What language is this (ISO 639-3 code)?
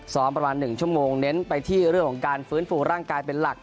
tha